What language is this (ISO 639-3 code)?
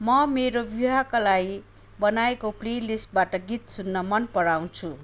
nep